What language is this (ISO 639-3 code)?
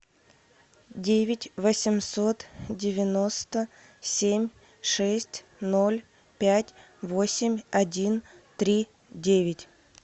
rus